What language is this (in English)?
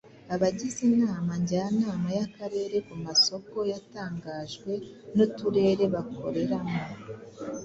Kinyarwanda